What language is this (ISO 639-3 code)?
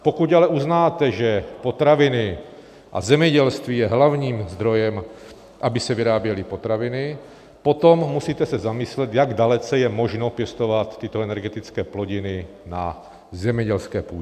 ces